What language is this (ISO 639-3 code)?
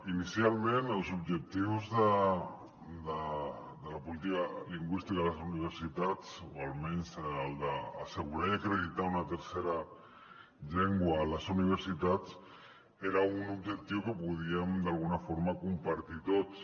cat